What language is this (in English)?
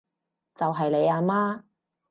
Cantonese